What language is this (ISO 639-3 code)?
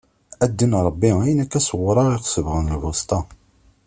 kab